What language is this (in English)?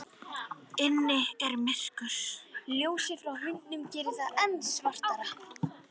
Icelandic